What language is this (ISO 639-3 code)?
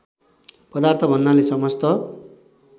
nep